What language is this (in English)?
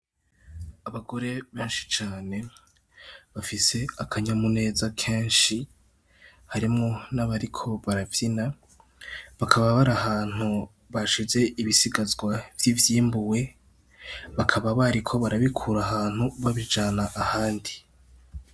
Rundi